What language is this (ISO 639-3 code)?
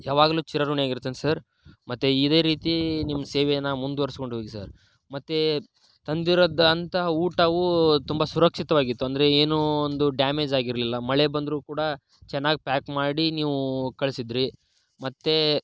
kan